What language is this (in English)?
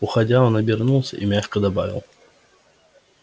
Russian